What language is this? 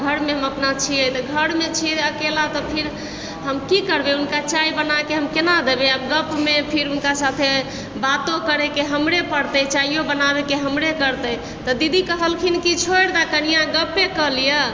Maithili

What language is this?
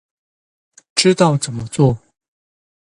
Chinese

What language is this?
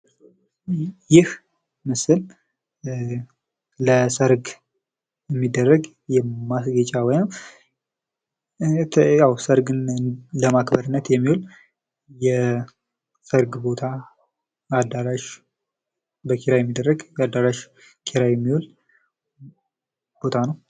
Amharic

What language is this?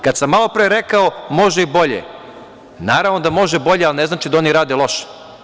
Serbian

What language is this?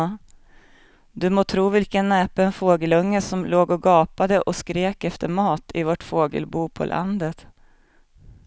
Swedish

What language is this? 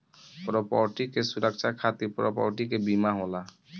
Bhojpuri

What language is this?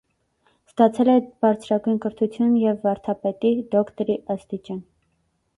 Armenian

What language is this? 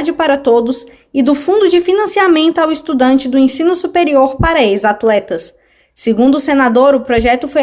Portuguese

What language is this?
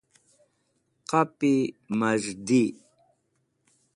Wakhi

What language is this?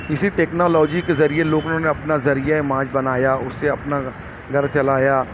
Urdu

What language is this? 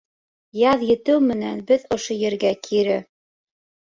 Bashkir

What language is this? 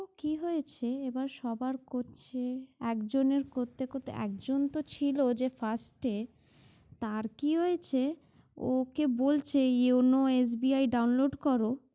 Bangla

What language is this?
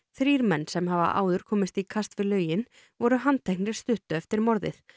Icelandic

